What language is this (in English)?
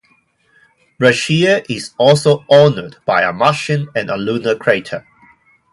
English